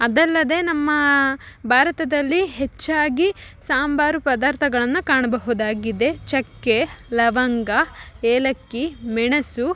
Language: Kannada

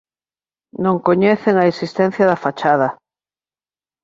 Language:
Galician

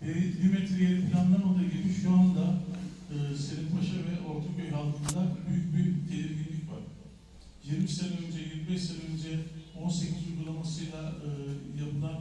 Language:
Turkish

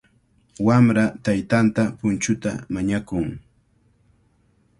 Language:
Cajatambo North Lima Quechua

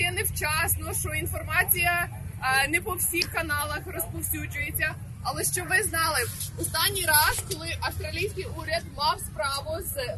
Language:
Ukrainian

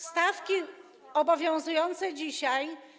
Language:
Polish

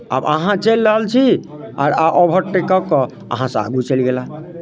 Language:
Maithili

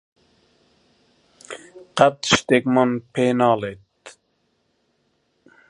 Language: Central Kurdish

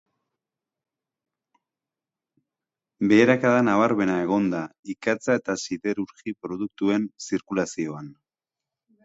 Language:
Basque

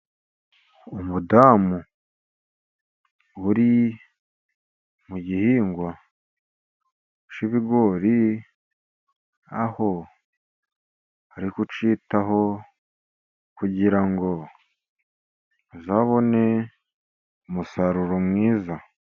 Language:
Kinyarwanda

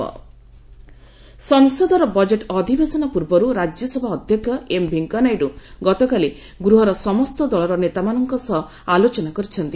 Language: Odia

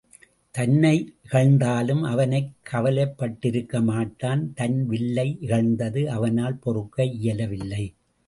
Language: Tamil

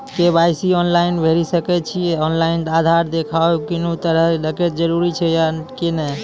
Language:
Maithili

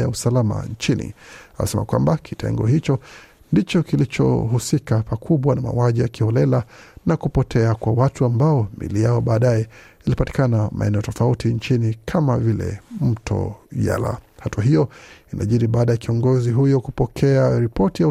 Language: Swahili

